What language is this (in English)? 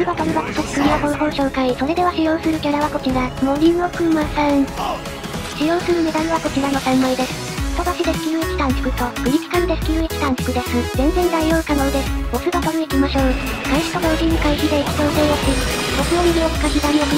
Japanese